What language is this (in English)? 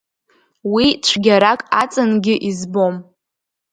Abkhazian